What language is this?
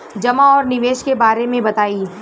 Bhojpuri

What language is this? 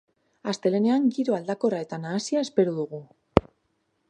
Basque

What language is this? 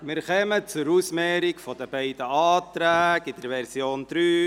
Swiss German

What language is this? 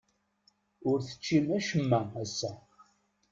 Kabyle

